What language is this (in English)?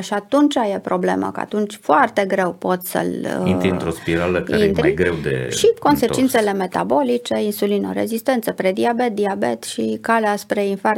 Romanian